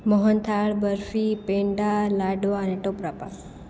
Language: Gujarati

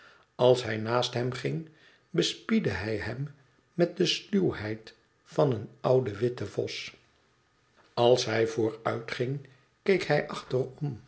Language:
Dutch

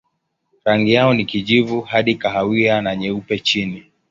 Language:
Swahili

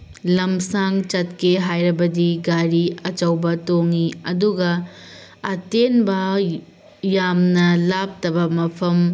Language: Manipuri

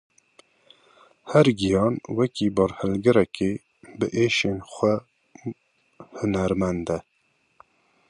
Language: Kurdish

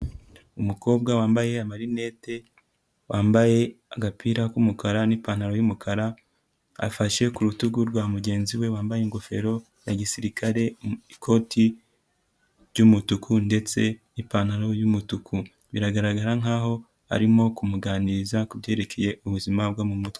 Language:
Kinyarwanda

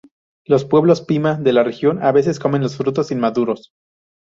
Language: Spanish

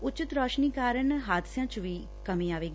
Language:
Punjabi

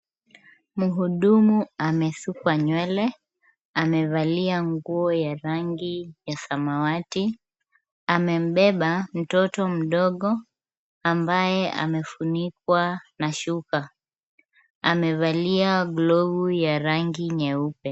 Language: Swahili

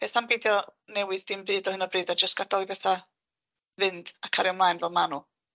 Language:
Welsh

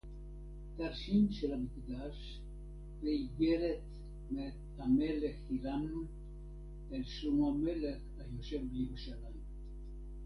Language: Hebrew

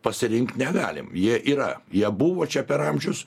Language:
Lithuanian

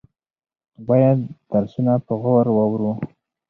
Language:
Pashto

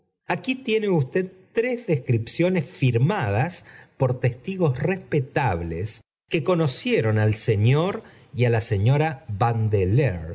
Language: Spanish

